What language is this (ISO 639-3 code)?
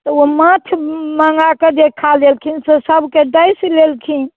mai